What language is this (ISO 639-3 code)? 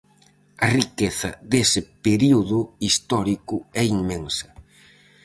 glg